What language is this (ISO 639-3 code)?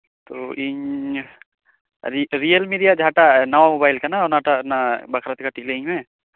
sat